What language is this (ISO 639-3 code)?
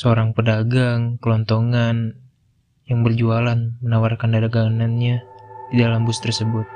ind